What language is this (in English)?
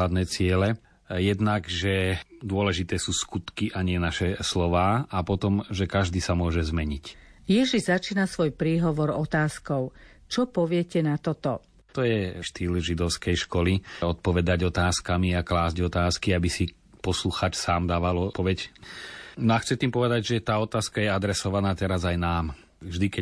Slovak